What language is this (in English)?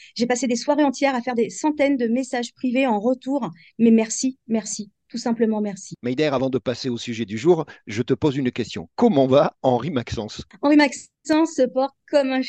French